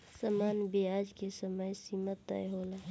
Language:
Bhojpuri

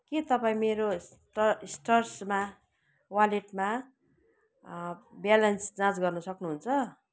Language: Nepali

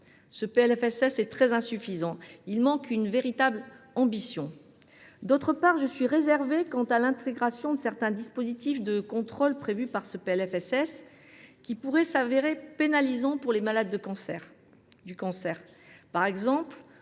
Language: French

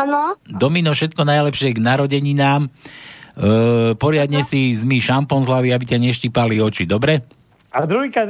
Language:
Slovak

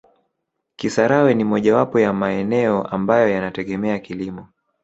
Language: Swahili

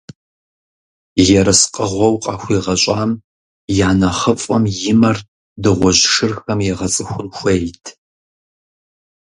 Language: Kabardian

